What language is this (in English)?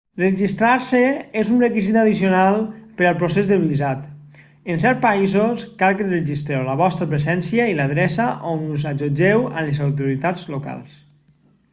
Catalan